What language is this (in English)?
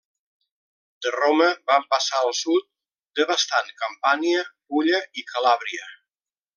Catalan